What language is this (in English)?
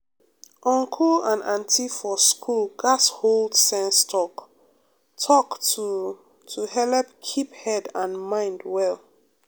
Nigerian Pidgin